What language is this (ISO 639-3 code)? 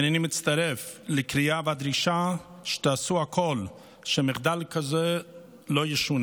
heb